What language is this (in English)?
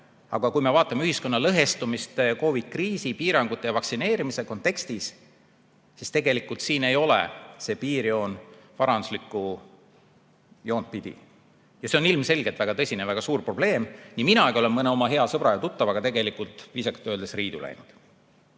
Estonian